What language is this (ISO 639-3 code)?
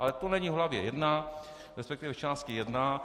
ces